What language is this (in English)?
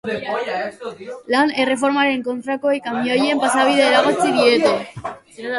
Basque